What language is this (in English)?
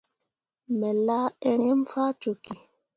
Mundang